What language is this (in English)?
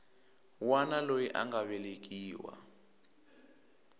Tsonga